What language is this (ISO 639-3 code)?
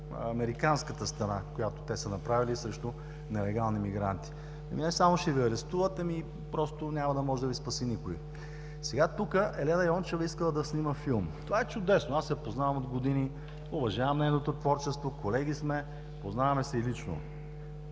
bul